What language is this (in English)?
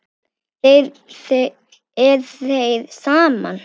Icelandic